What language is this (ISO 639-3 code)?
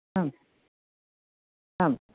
san